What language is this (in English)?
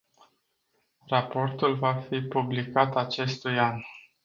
Romanian